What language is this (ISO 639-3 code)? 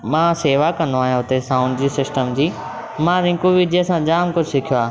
snd